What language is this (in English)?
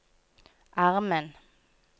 Norwegian